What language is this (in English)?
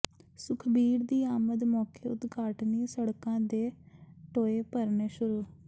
Punjabi